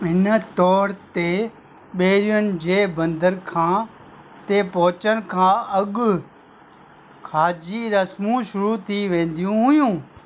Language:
Sindhi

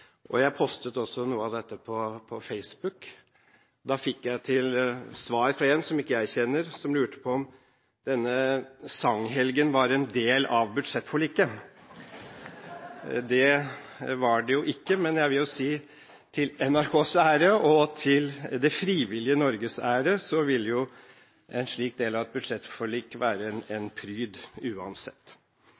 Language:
Norwegian Bokmål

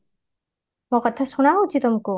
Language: Odia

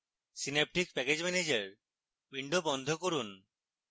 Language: Bangla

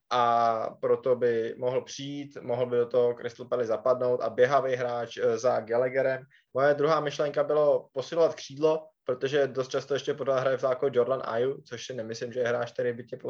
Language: Czech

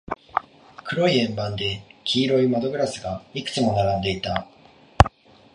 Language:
Japanese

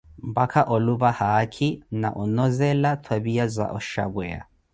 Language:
Koti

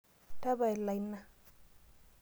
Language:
Masai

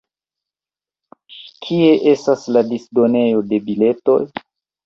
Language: Esperanto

